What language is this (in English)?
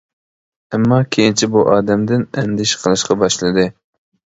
Uyghur